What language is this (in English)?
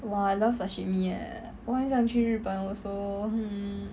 English